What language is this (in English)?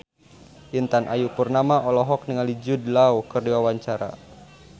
Sundanese